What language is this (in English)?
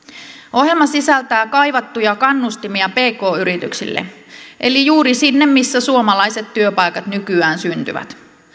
Finnish